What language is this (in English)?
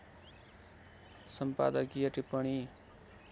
Nepali